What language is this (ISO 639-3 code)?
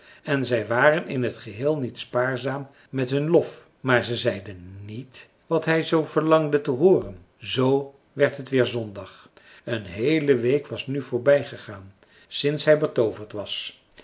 nld